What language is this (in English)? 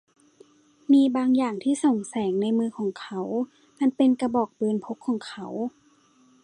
Thai